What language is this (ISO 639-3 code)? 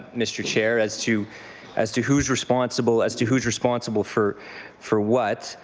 eng